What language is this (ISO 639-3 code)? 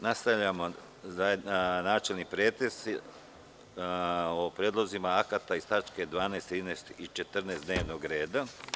srp